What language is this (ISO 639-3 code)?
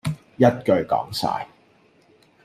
yue